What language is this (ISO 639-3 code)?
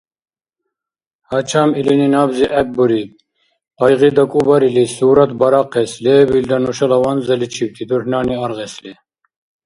dar